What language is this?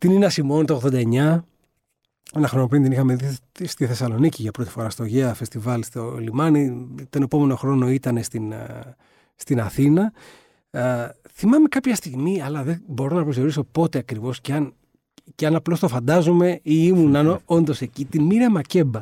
Greek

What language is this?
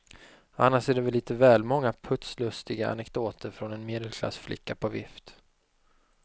Swedish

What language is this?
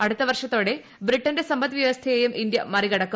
Malayalam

